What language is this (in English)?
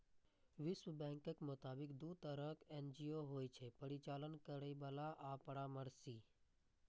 Maithili